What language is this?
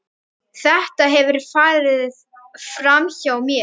Icelandic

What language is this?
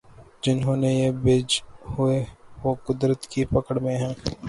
Urdu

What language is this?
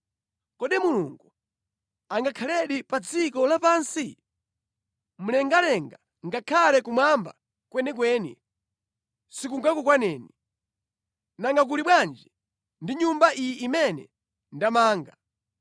Nyanja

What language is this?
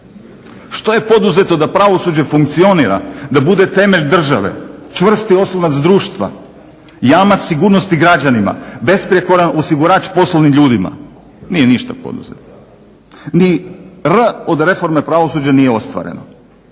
Croatian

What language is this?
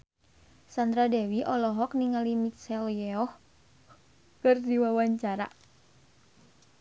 Sundanese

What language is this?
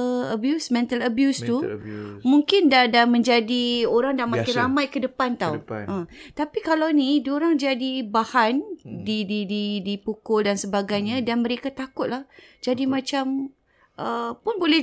Malay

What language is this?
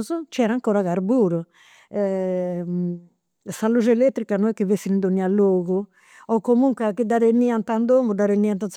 Campidanese Sardinian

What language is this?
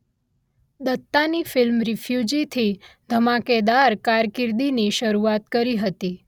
Gujarati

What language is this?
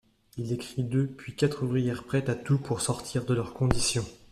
French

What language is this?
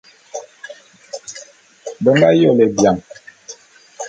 Bulu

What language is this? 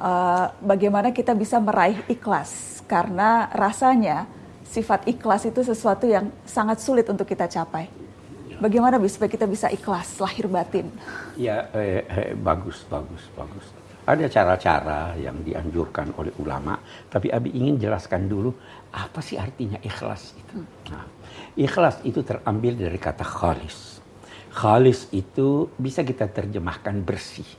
Indonesian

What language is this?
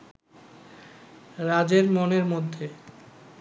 Bangla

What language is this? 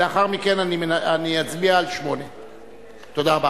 Hebrew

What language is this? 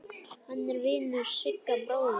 Icelandic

